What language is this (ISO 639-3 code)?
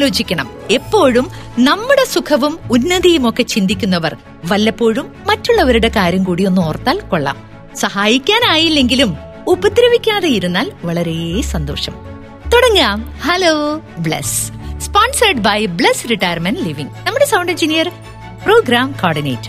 mal